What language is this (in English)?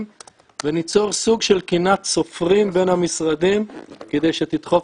Hebrew